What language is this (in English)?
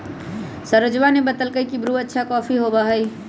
Magahi